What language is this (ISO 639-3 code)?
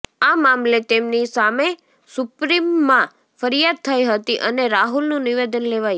guj